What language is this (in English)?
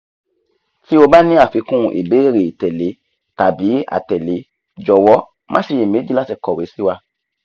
Yoruba